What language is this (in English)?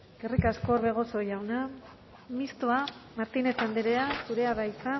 Basque